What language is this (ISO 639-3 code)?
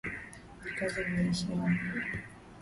swa